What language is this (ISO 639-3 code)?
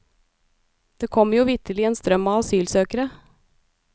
nor